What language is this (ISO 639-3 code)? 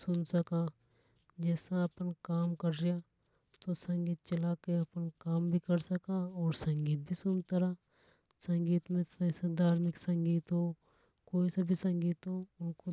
hoj